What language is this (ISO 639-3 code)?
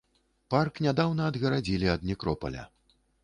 bel